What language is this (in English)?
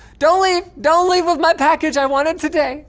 English